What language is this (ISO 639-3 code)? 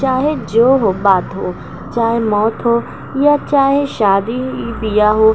urd